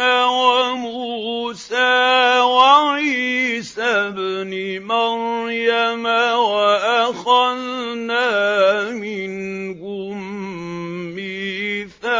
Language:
Arabic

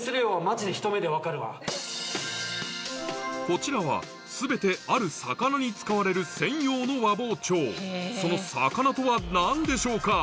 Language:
Japanese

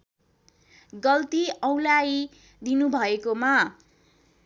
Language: Nepali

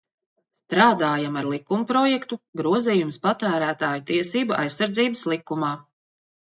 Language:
Latvian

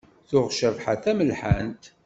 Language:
Kabyle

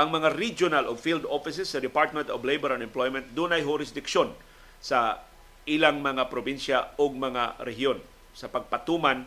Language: Filipino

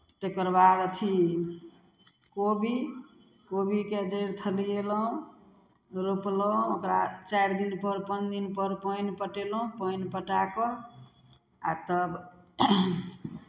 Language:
Maithili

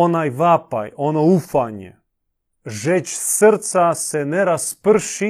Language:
Croatian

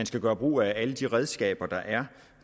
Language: Danish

